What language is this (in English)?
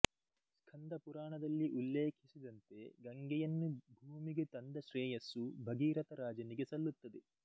Kannada